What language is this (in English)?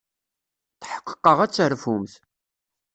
Kabyle